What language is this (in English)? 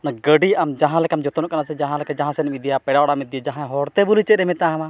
Santali